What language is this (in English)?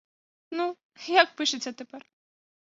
Ukrainian